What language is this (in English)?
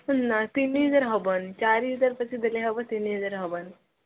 Odia